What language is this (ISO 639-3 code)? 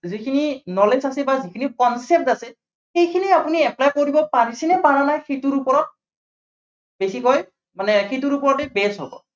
asm